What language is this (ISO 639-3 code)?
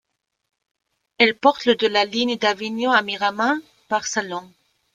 fra